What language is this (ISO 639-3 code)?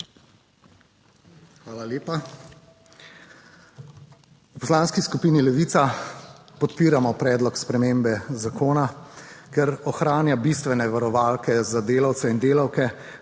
slv